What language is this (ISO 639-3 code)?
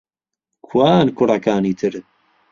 ckb